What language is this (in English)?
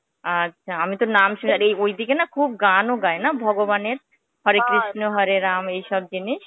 Bangla